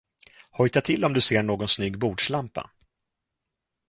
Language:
Swedish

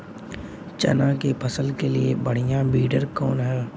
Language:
Bhojpuri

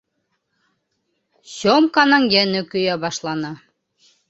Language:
Bashkir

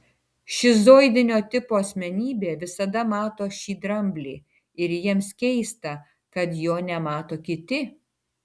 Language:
Lithuanian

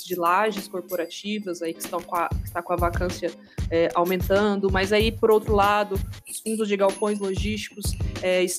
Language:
Portuguese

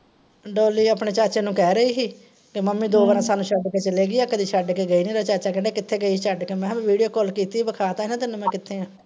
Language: Punjabi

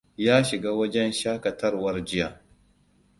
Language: Hausa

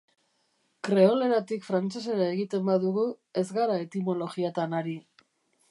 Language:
Basque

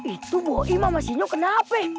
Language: Indonesian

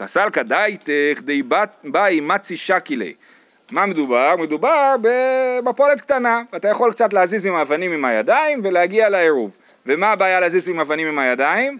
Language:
Hebrew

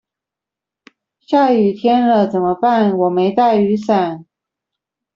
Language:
Chinese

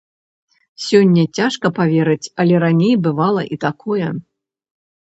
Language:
Belarusian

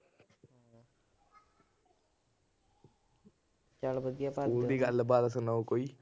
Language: Punjabi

